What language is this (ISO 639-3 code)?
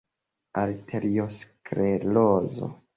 epo